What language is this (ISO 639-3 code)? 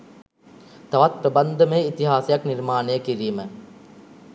sin